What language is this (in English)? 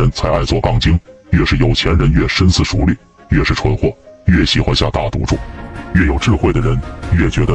Chinese